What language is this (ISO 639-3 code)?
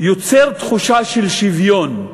heb